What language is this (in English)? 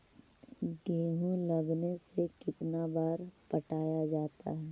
Magahi